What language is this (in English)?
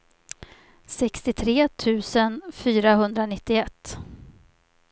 Swedish